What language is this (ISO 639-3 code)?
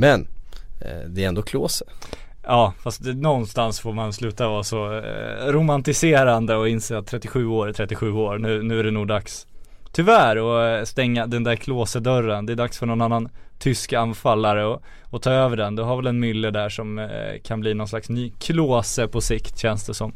swe